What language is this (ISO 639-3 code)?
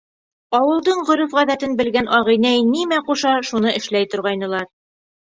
bak